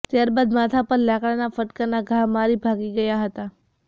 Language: Gujarati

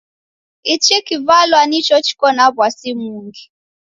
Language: Taita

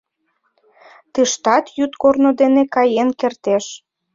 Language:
Mari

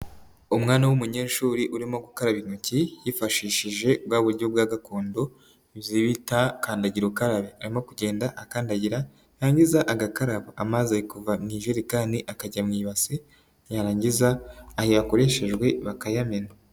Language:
Kinyarwanda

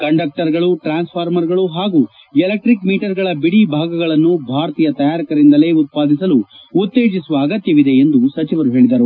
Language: Kannada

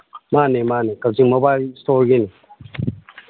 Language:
Manipuri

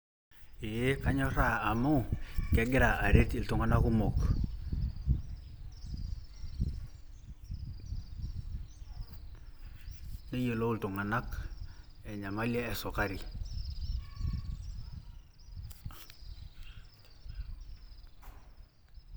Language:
Masai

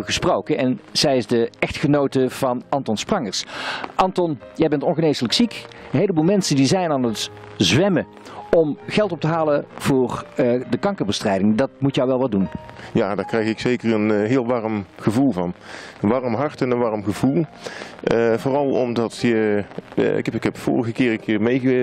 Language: Dutch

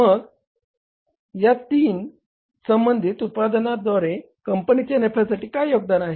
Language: Marathi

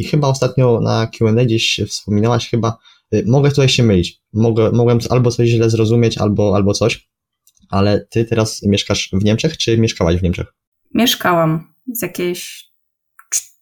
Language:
Polish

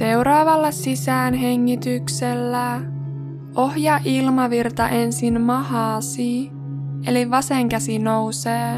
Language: Finnish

